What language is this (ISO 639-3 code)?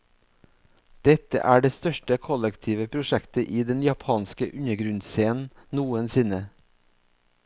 nor